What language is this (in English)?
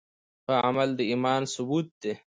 Pashto